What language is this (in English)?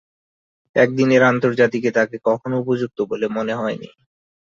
Bangla